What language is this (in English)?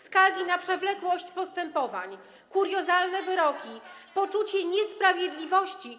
Polish